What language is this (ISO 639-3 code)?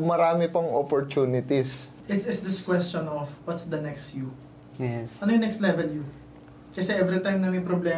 fil